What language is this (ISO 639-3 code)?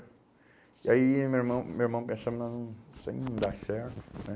por